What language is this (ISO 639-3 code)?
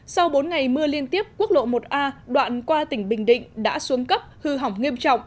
vie